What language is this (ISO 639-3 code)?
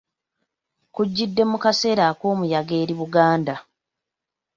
lug